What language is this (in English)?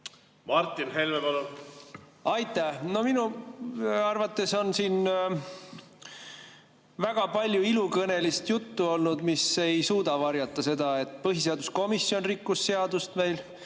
Estonian